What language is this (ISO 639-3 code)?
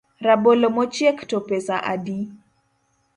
luo